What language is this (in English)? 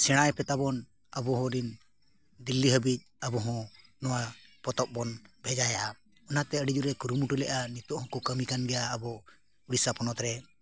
Santali